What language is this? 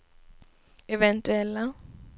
Swedish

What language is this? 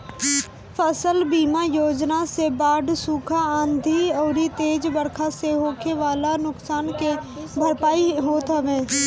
Bhojpuri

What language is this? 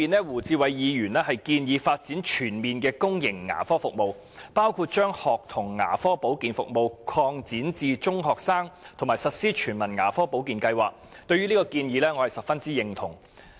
Cantonese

